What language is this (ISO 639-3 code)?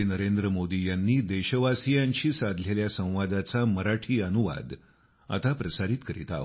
mar